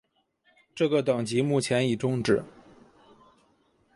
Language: Chinese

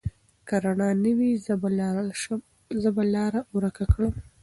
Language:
Pashto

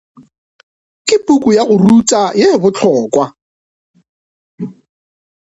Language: Northern Sotho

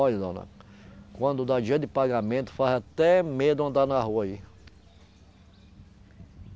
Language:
Portuguese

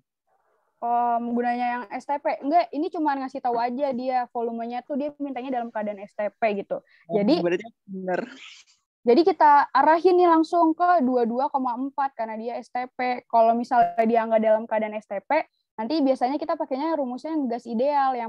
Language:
Indonesian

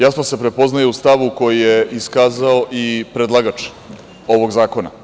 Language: Serbian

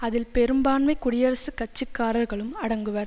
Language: Tamil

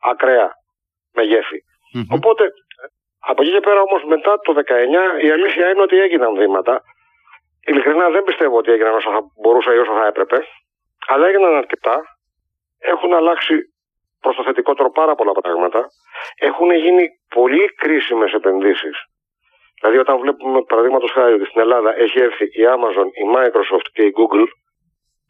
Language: Greek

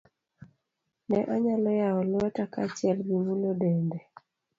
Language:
Luo (Kenya and Tanzania)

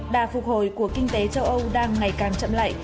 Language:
Vietnamese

